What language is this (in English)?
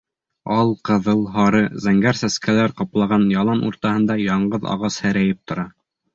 Bashkir